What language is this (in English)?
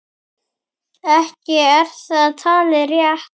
Icelandic